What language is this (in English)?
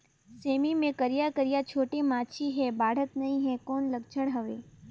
Chhattisgarhi